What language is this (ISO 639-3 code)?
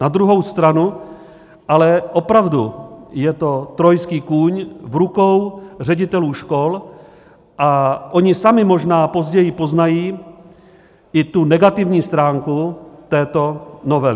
ces